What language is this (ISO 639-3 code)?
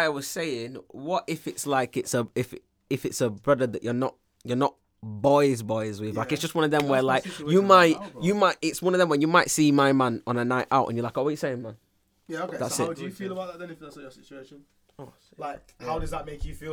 eng